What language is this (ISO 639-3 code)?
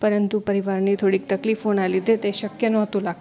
guj